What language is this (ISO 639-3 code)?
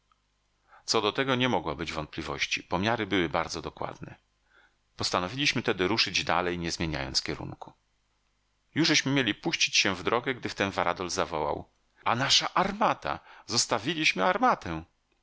pol